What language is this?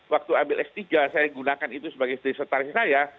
Indonesian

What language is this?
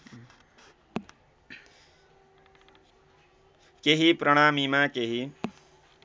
Nepali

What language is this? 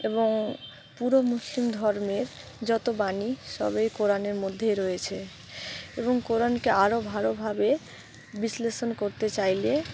Bangla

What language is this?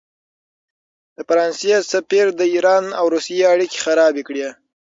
Pashto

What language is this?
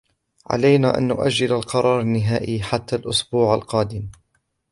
Arabic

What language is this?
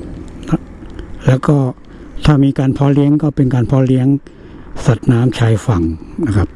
Thai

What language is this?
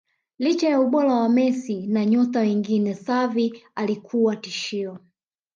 Swahili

